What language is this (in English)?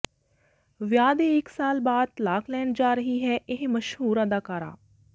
Punjabi